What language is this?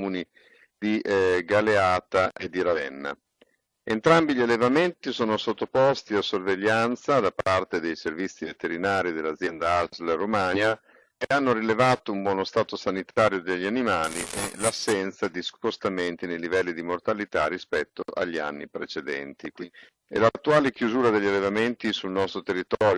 Italian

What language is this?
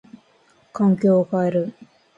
Japanese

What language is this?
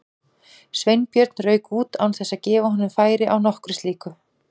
Icelandic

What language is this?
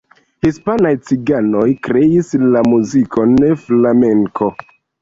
Esperanto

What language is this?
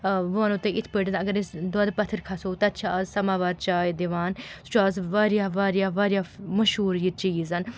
Kashmiri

